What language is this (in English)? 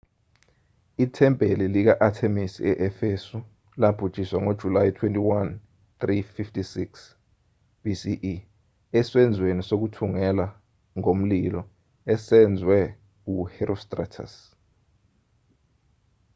Zulu